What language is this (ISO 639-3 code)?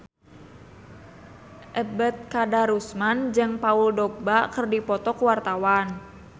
sun